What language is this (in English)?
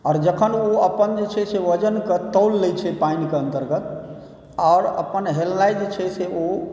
Maithili